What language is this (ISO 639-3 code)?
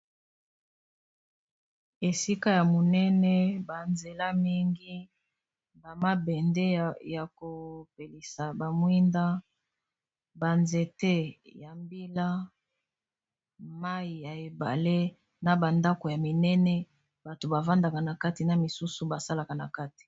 lin